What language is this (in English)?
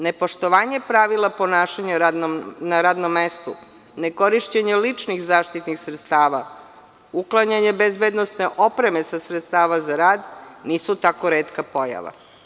Serbian